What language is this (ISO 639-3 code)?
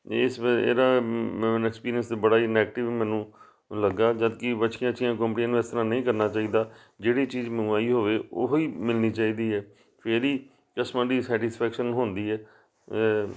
pan